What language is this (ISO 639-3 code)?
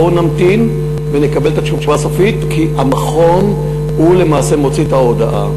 heb